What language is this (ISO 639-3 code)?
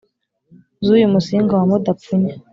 kin